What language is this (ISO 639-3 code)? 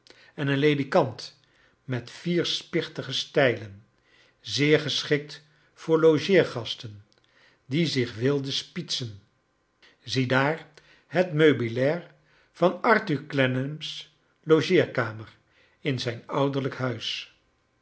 nld